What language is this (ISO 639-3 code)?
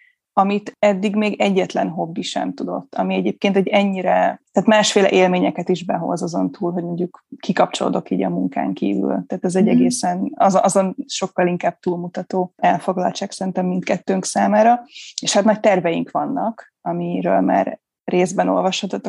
hun